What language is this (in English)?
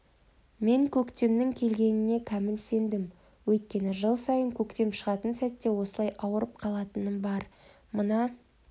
Kazakh